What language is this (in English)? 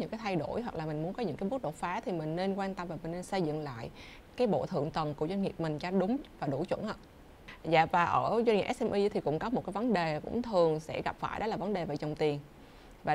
Vietnamese